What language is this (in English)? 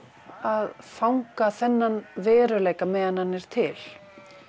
Icelandic